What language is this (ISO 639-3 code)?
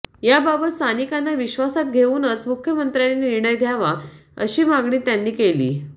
mar